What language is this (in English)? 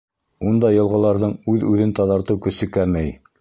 Bashkir